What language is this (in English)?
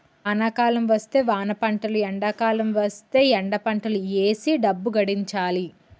Telugu